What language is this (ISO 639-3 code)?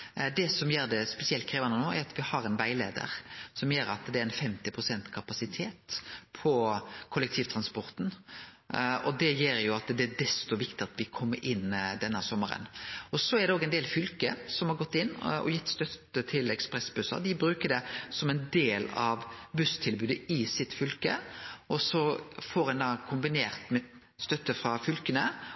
nno